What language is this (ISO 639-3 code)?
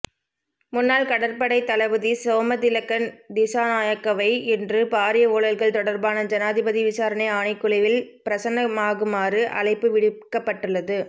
tam